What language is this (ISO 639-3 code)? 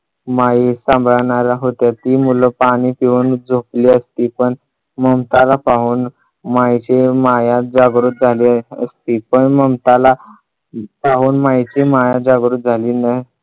mar